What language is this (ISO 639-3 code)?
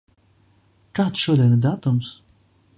lav